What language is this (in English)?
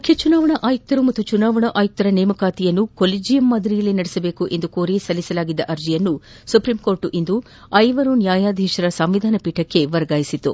Kannada